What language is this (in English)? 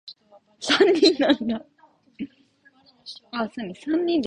Japanese